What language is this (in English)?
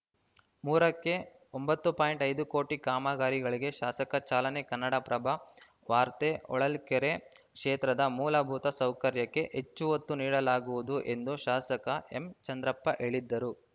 Kannada